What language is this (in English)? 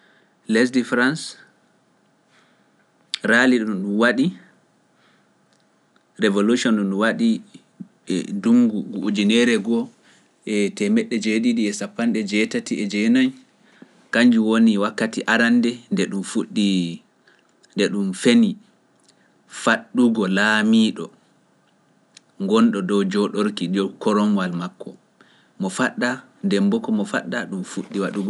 Pular